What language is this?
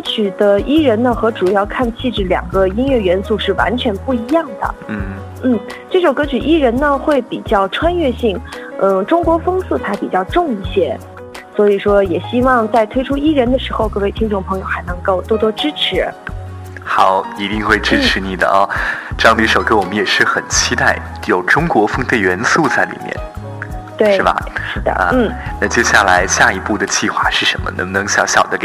Chinese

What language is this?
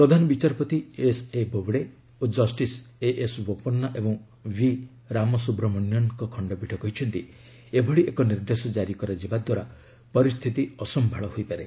Odia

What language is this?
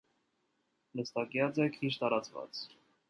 Armenian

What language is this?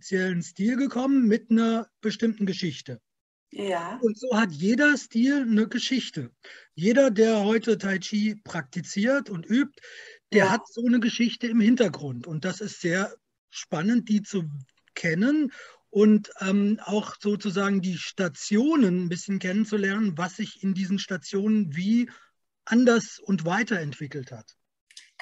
German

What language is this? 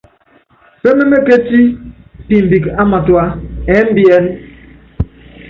Yangben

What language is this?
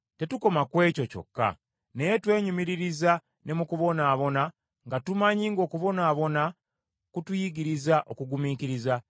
Ganda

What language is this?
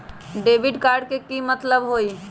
Magahi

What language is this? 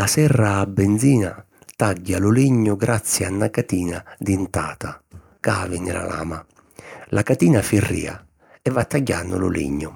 Sicilian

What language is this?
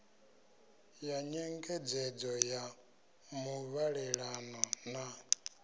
Venda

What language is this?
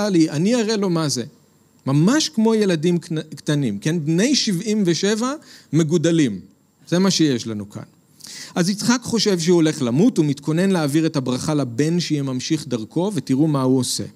Hebrew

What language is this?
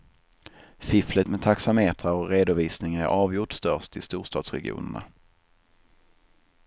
Swedish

